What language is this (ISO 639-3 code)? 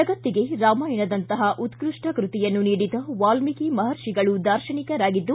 kan